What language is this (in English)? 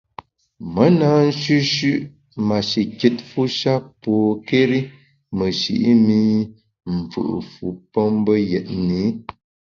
Bamun